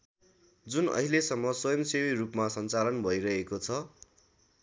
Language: Nepali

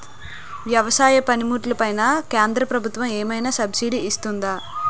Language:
Telugu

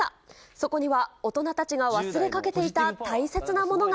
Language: Japanese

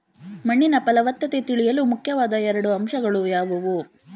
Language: Kannada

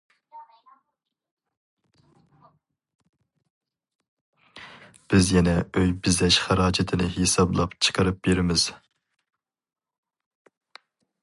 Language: Uyghur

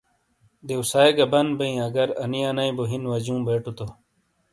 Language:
Shina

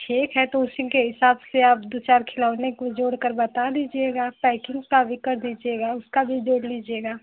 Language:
Hindi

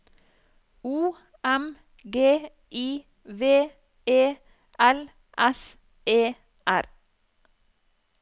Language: Norwegian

